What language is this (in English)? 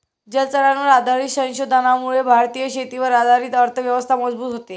Marathi